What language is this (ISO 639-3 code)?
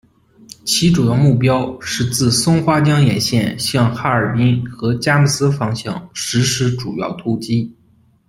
zho